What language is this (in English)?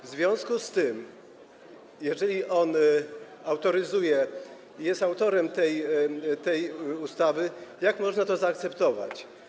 Polish